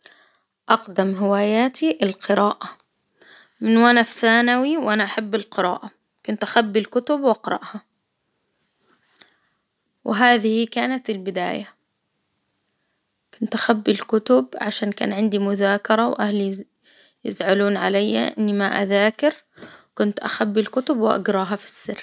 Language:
Hijazi Arabic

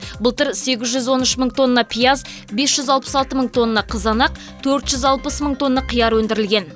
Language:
Kazakh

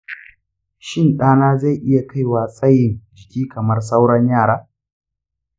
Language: Hausa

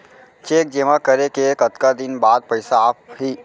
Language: Chhattisgarhi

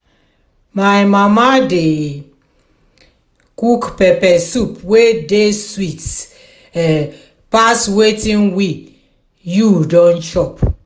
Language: Nigerian Pidgin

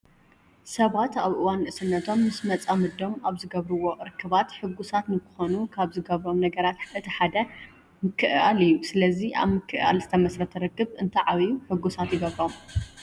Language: Tigrinya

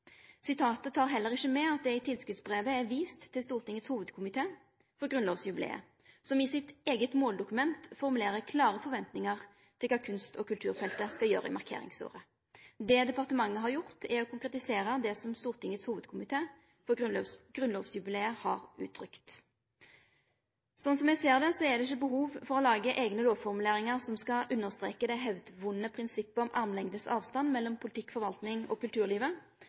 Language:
Norwegian Nynorsk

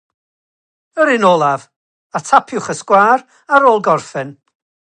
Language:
Welsh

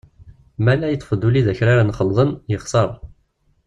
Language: Kabyle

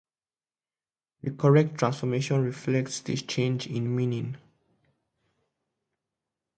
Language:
English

